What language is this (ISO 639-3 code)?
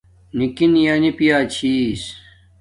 dmk